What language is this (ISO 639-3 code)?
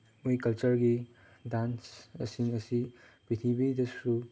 mni